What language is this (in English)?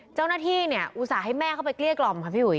Thai